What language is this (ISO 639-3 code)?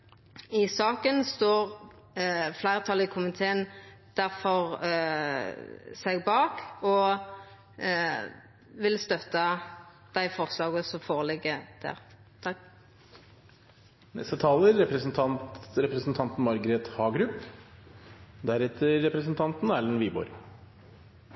nno